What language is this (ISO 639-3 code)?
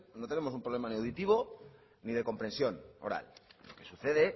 spa